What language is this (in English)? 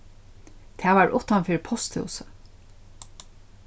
Faroese